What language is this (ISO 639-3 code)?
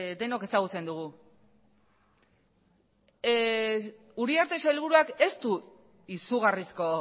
eus